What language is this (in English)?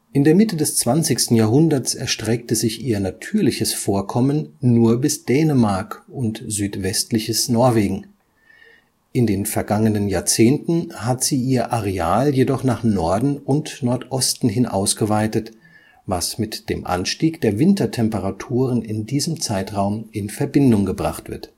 German